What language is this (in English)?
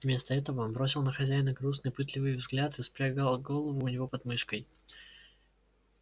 Russian